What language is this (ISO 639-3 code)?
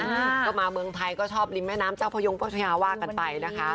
tha